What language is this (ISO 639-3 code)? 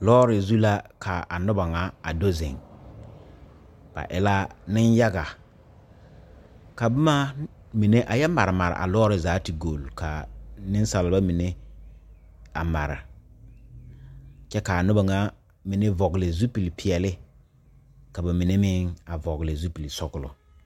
dga